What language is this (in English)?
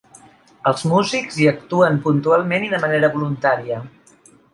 Catalan